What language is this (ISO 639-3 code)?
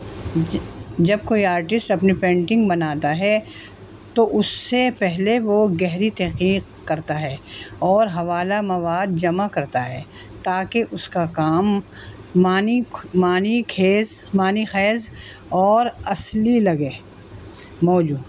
urd